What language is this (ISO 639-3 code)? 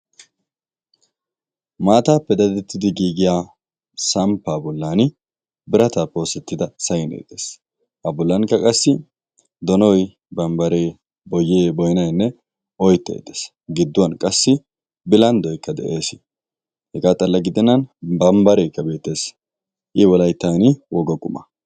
wal